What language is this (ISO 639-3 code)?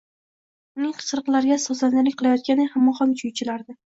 uzb